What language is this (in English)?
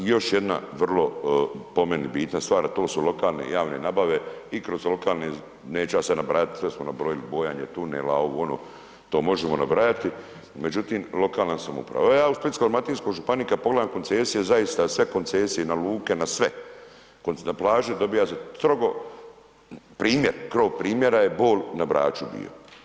Croatian